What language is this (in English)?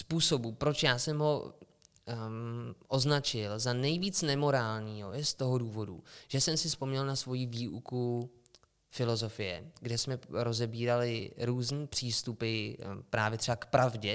Czech